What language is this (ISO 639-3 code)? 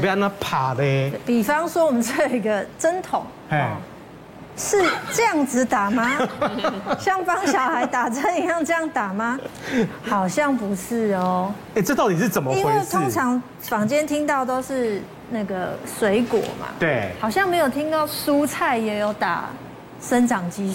zho